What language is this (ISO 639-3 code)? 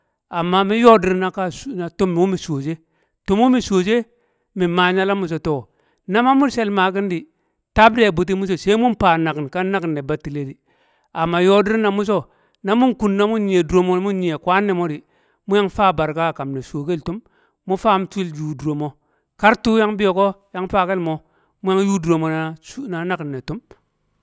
kcq